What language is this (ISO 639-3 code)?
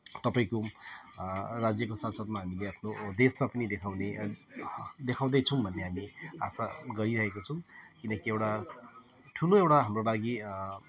nep